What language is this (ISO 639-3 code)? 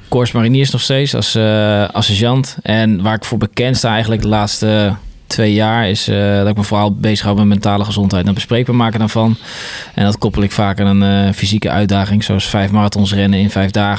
nld